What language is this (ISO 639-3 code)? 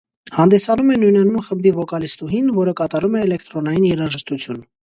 hye